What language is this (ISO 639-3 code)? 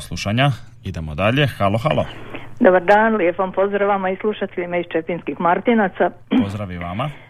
hrv